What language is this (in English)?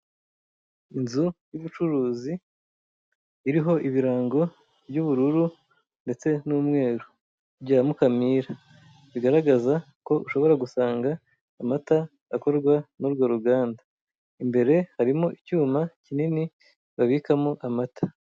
Kinyarwanda